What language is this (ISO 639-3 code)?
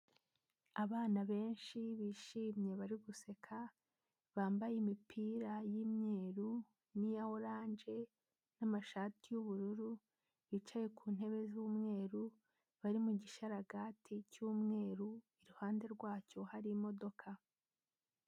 kin